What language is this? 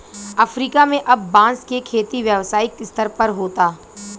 Bhojpuri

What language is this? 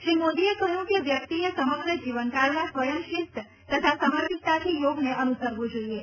Gujarati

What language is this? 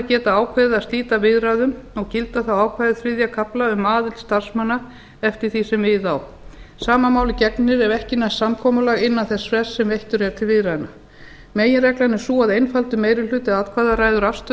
Icelandic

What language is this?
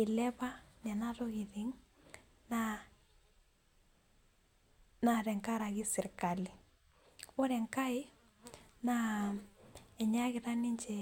Masai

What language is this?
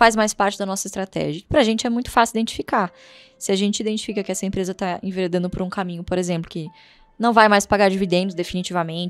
Portuguese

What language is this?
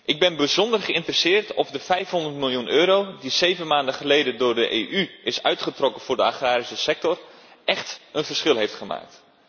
Dutch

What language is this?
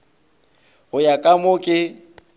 Northern Sotho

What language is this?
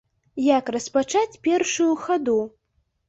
Belarusian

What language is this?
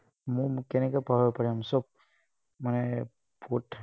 Assamese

